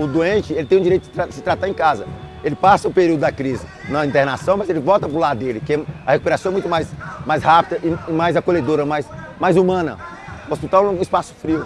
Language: Portuguese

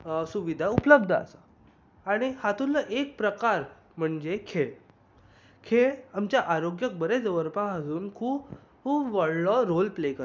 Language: Konkani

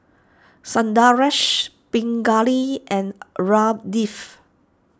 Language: English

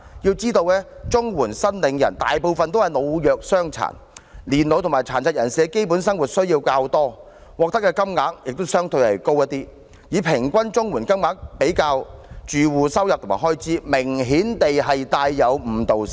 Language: Cantonese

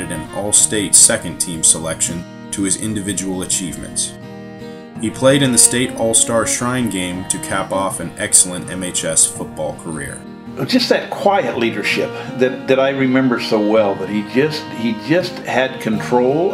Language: English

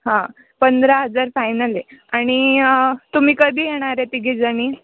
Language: Marathi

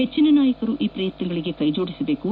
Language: Kannada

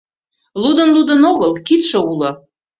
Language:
Mari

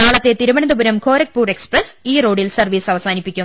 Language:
Malayalam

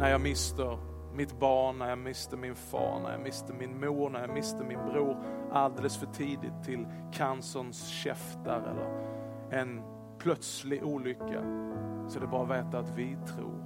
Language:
Swedish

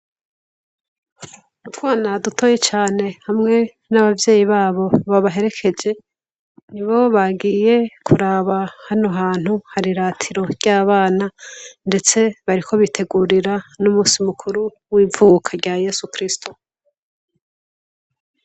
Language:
Rundi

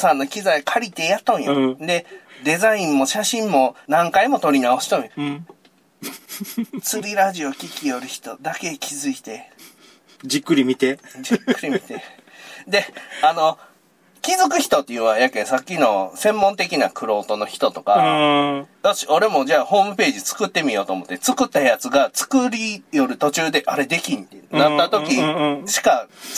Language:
Japanese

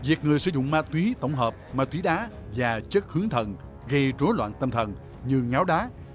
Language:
Vietnamese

